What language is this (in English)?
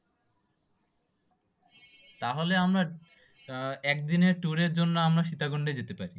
Bangla